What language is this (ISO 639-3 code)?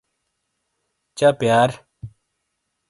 scl